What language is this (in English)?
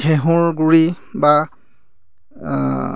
Assamese